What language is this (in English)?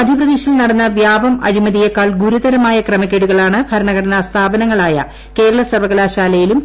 Malayalam